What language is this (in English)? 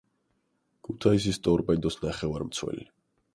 Georgian